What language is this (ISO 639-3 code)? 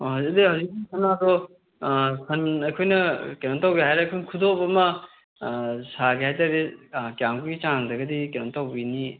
mni